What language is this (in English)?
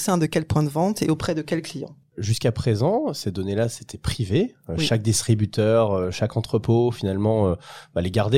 French